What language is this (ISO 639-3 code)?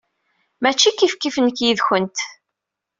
kab